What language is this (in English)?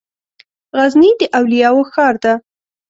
Pashto